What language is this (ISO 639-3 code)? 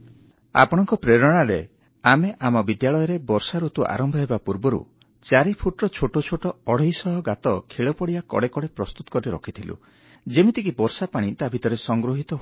ori